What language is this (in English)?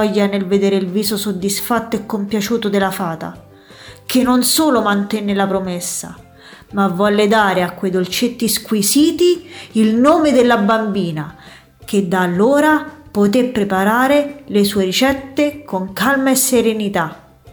Italian